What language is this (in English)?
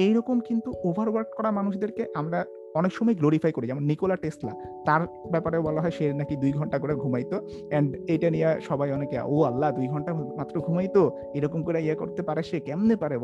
Bangla